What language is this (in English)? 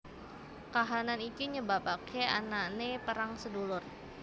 Javanese